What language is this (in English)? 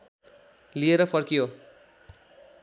Nepali